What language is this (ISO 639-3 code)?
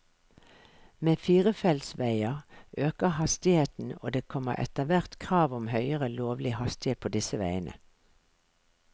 nor